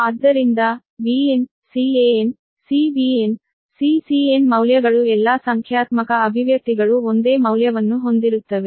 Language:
Kannada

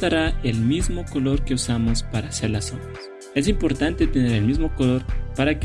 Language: Spanish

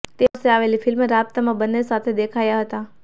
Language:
Gujarati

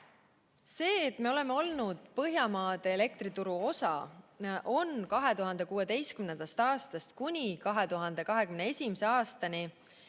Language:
Estonian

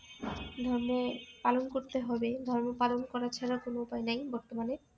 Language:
Bangla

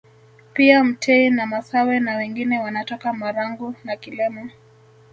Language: Swahili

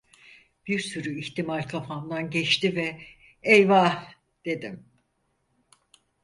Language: Turkish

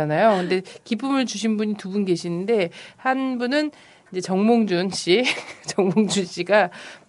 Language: Korean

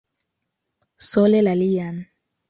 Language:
Esperanto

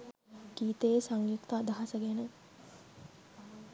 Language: Sinhala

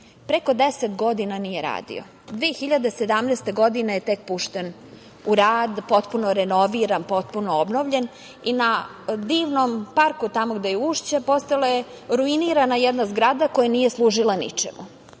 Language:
Serbian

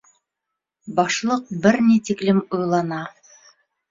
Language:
Bashkir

